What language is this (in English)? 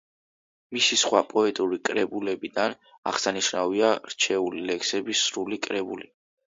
Georgian